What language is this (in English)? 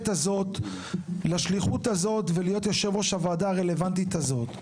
Hebrew